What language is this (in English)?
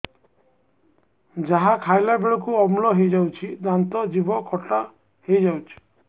Odia